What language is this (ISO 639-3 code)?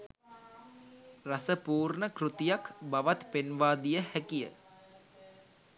sin